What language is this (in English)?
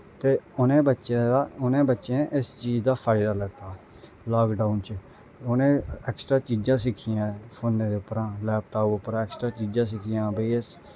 Dogri